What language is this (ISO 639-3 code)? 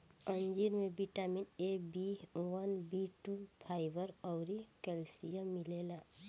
bho